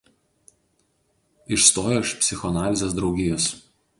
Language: Lithuanian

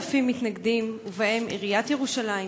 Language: Hebrew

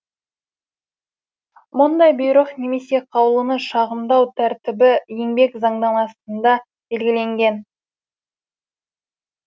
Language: Kazakh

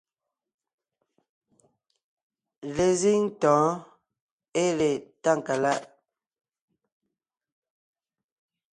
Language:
Ngiemboon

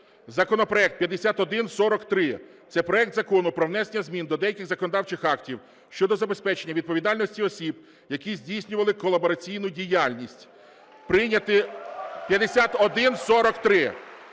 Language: Ukrainian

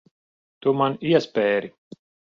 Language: Latvian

